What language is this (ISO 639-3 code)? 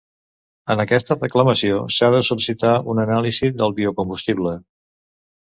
cat